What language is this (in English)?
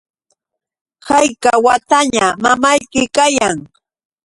Yauyos Quechua